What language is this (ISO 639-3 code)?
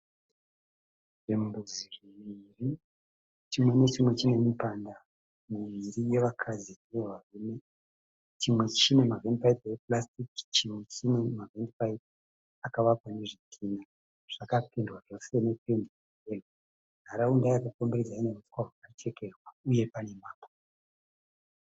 sna